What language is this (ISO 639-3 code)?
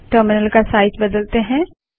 hin